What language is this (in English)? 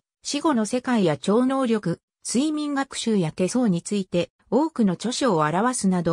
Japanese